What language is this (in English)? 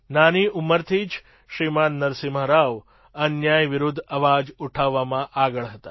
Gujarati